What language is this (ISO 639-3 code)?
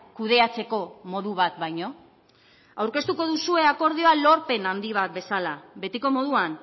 eus